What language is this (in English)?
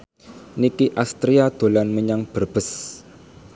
Javanese